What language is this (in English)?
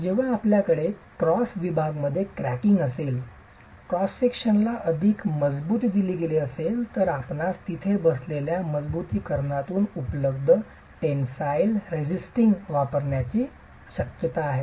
Marathi